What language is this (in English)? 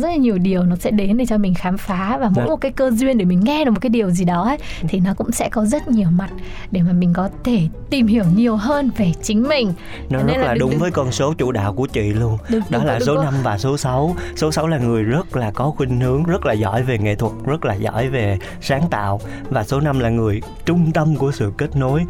Vietnamese